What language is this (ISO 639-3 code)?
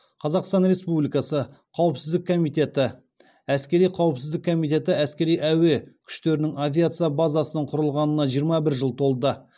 kaz